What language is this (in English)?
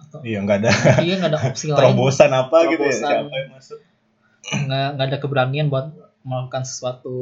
Indonesian